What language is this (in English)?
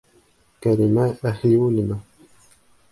Bashkir